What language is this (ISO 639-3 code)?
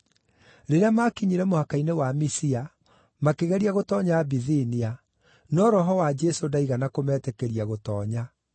kik